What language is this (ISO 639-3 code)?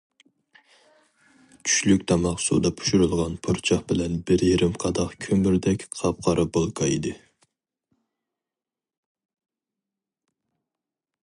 uig